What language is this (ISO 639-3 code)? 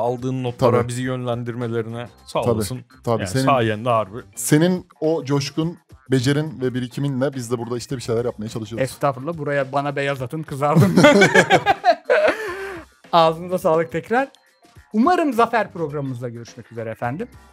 tur